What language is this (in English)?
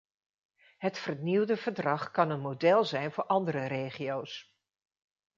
Dutch